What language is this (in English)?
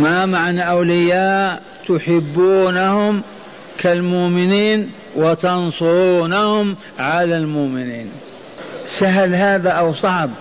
Arabic